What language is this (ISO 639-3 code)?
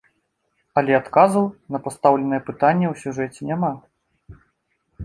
bel